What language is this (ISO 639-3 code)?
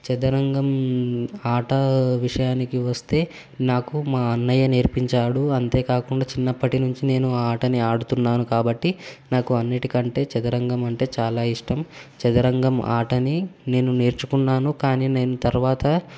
tel